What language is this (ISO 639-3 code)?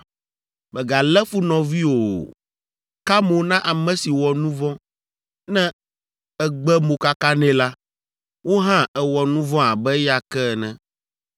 ewe